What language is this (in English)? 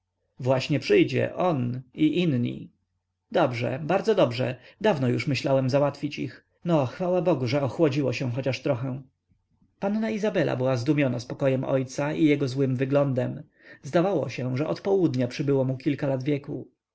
Polish